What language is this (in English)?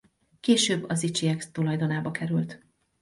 Hungarian